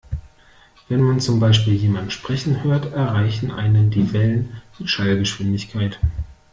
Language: German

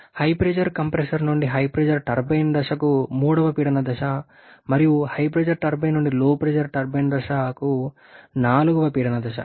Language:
Telugu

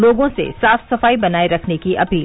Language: Hindi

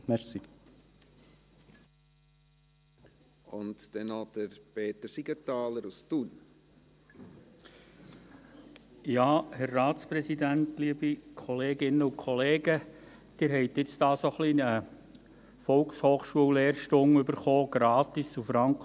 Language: Swiss German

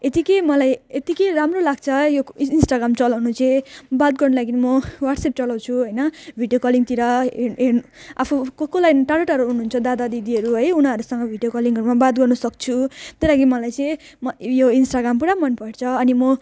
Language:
Nepali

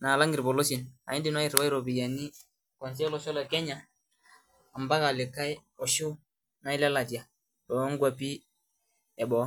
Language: Masai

